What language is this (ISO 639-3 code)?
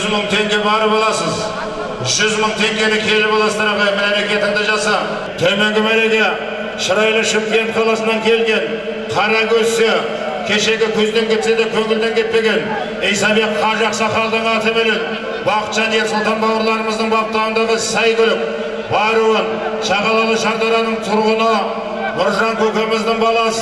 tur